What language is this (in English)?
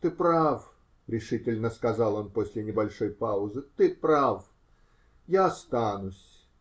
Russian